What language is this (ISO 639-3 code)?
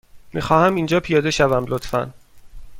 fas